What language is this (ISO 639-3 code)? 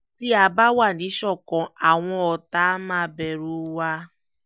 yor